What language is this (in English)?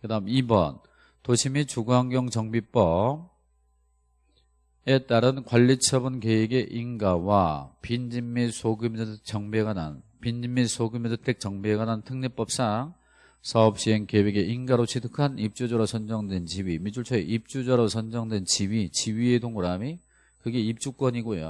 Korean